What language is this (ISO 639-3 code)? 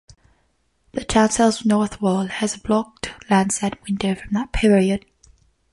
eng